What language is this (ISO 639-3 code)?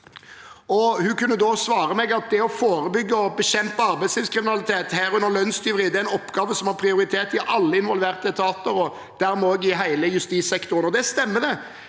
nor